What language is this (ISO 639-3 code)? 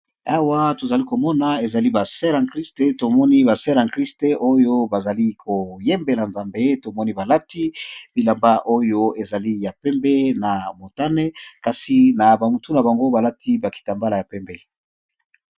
lin